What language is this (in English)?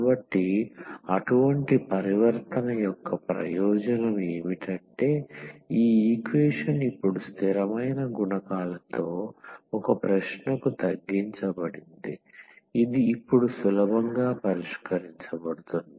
Telugu